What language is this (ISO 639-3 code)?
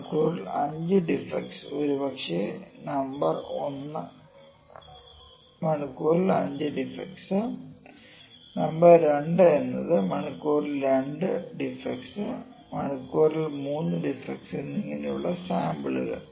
mal